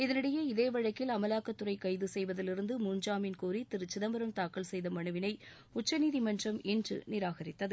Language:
Tamil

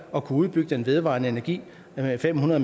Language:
Danish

